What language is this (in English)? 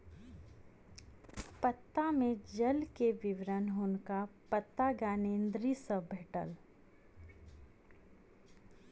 Maithili